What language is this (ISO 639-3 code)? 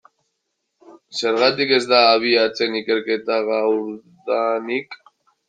eus